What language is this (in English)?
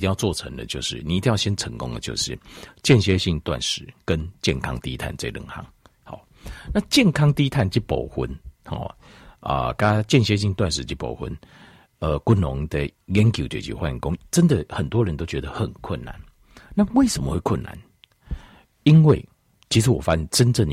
Chinese